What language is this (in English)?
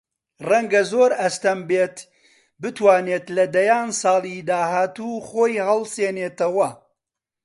Central Kurdish